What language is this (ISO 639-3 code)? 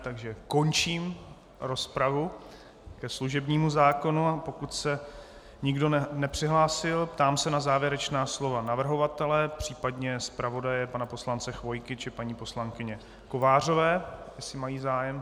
ces